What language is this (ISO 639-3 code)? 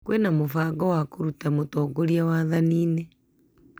kik